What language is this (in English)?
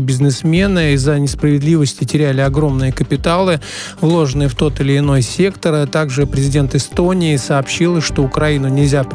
Russian